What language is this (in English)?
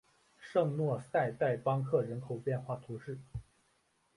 Chinese